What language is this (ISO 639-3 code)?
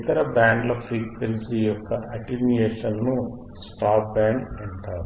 tel